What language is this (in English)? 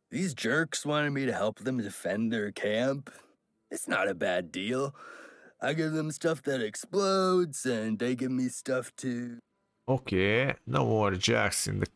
Hungarian